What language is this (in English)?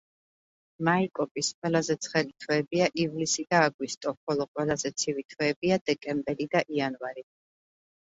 Georgian